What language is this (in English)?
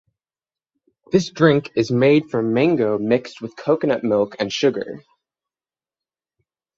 English